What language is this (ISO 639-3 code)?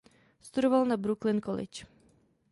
ces